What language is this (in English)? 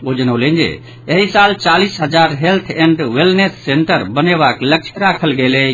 Maithili